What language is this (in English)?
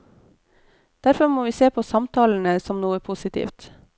Norwegian